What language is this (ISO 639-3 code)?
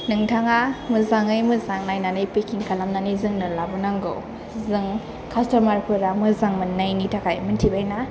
brx